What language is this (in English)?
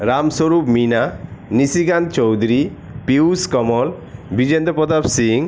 Bangla